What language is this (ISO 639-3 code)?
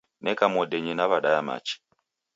dav